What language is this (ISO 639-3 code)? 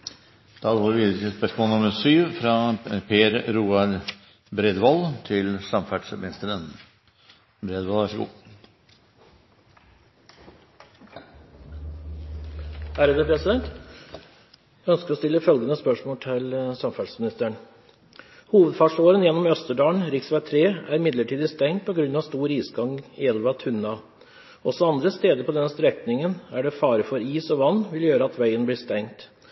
nor